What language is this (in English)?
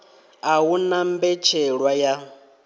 Venda